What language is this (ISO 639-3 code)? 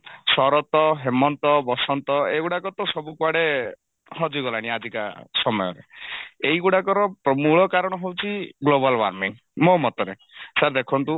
ori